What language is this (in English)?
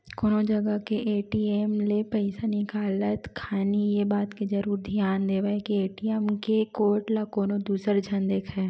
Chhattisgarhi